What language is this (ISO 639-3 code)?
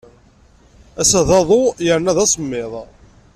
kab